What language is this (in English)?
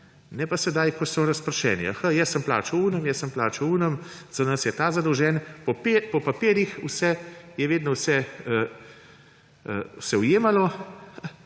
Slovenian